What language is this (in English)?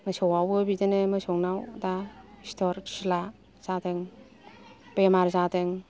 Bodo